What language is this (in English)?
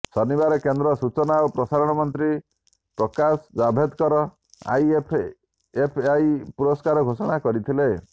Odia